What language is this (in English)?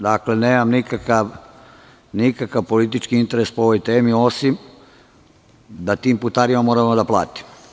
Serbian